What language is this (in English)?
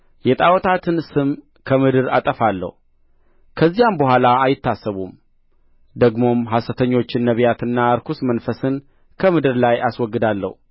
Amharic